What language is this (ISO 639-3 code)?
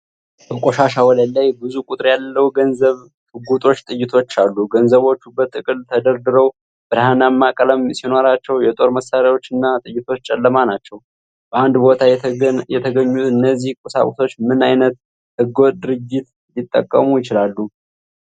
amh